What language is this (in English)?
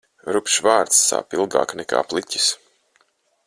Latvian